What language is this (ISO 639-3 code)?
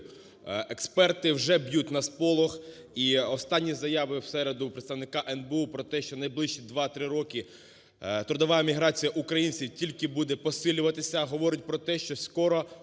ukr